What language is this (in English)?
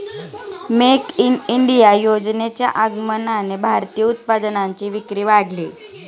Marathi